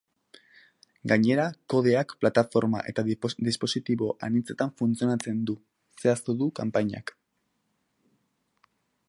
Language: Basque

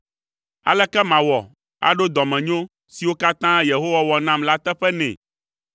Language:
Ewe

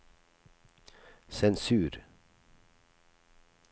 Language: Norwegian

